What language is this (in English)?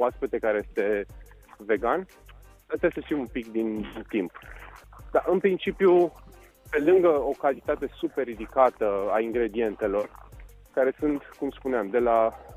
Romanian